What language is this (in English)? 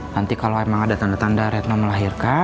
Indonesian